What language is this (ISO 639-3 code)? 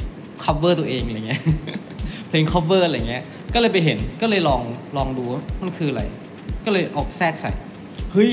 tha